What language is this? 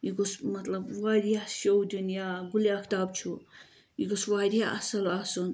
Kashmiri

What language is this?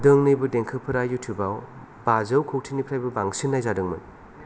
Bodo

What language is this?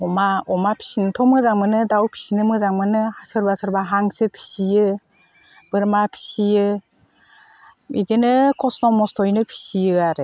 Bodo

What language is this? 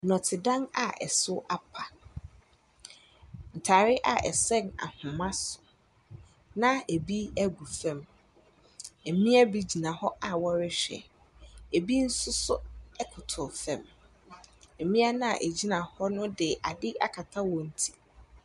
Akan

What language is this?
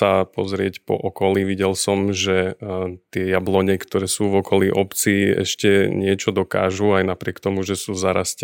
Slovak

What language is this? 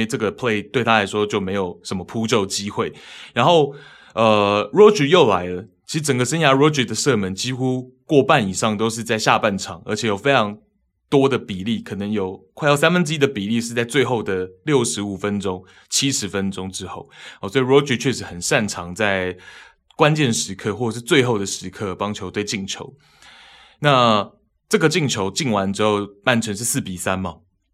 Chinese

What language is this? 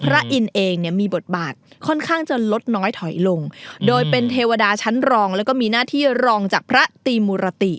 Thai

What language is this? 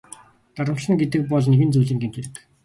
Mongolian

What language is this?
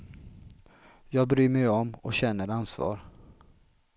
Swedish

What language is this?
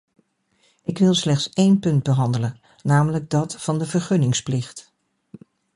Dutch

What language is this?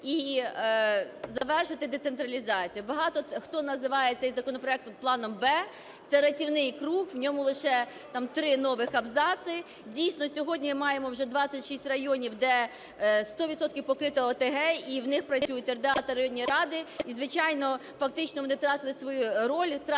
Ukrainian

